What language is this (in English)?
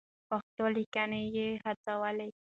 Pashto